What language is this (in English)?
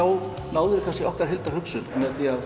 Icelandic